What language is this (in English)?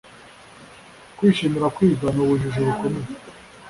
Kinyarwanda